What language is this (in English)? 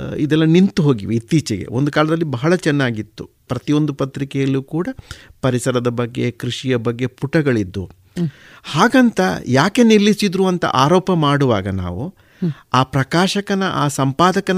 Kannada